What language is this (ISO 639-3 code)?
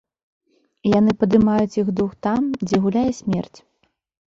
bel